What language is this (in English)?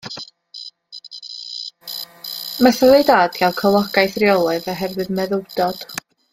Welsh